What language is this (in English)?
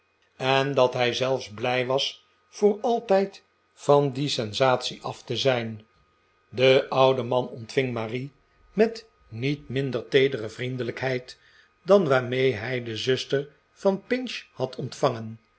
Dutch